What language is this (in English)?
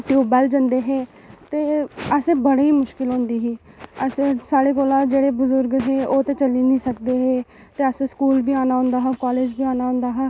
Dogri